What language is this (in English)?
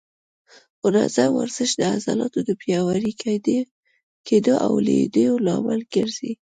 Pashto